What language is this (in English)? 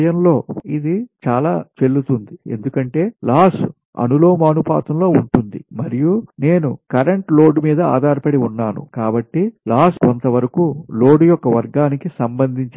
Telugu